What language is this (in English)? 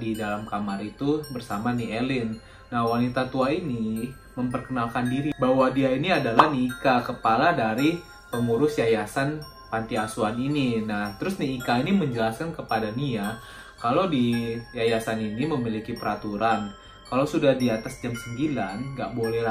Indonesian